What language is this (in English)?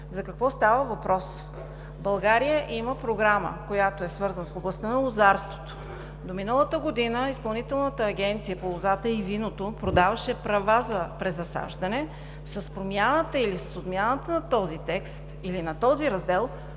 Bulgarian